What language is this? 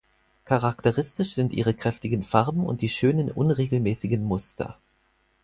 German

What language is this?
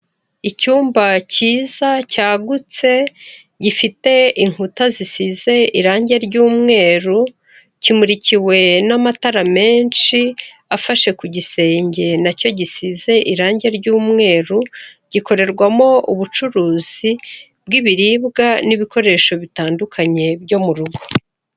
Kinyarwanda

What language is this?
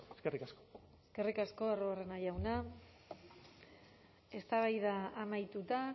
Basque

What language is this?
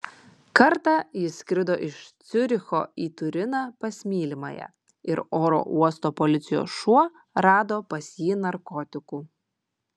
Lithuanian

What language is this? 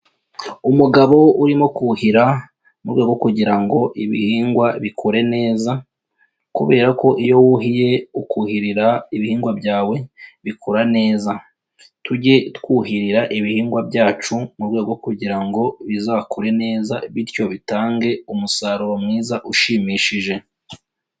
Kinyarwanda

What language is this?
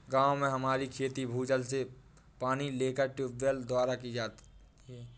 Hindi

